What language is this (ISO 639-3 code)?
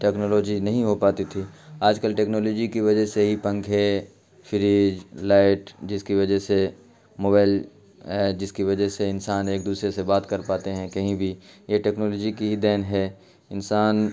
urd